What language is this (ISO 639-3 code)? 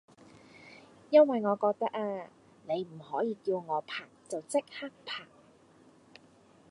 yue